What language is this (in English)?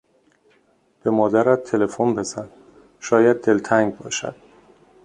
Persian